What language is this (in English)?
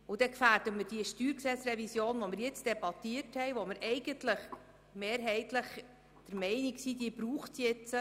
Swiss German